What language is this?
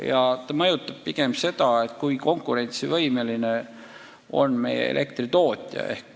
Estonian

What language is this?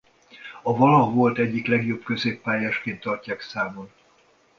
Hungarian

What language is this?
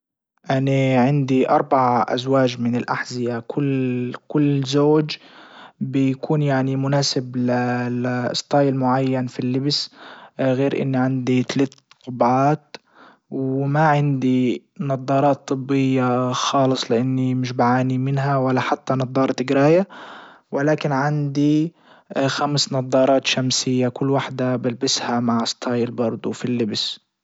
Libyan Arabic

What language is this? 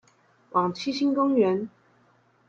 Chinese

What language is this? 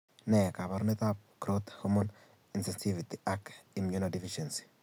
Kalenjin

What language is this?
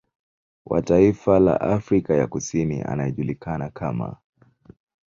Swahili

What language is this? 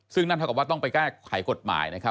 Thai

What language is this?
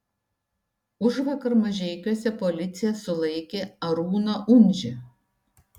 Lithuanian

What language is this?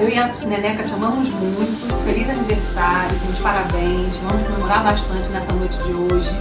Portuguese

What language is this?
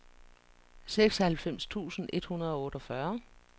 Danish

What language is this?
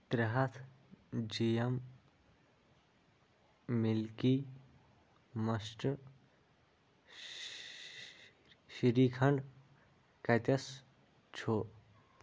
Kashmiri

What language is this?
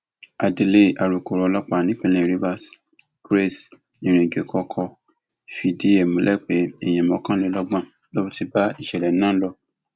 Yoruba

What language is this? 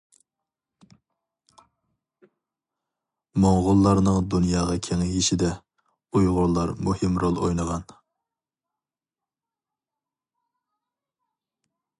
Uyghur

